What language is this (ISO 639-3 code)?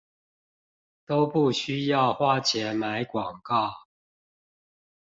zho